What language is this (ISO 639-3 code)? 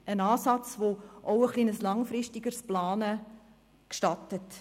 gsw